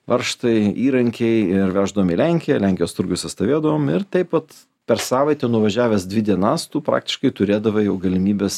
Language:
Lithuanian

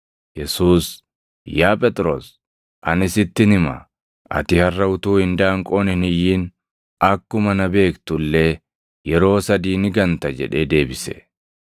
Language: Oromo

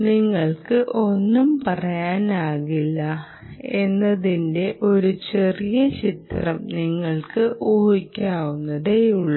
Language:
Malayalam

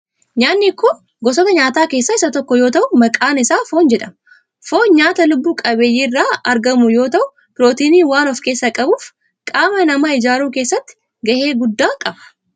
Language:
Oromo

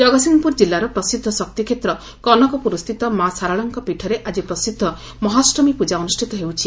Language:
Odia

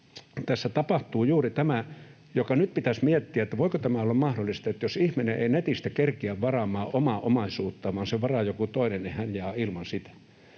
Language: Finnish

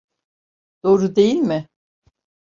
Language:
Turkish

